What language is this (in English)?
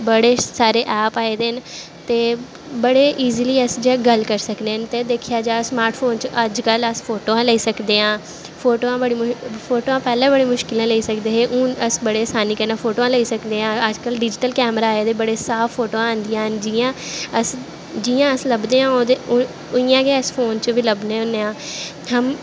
Dogri